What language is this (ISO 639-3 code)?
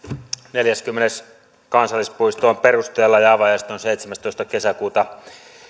fin